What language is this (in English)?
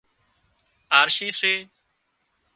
Wadiyara Koli